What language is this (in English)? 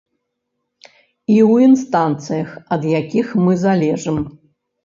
Belarusian